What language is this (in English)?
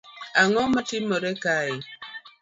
Luo (Kenya and Tanzania)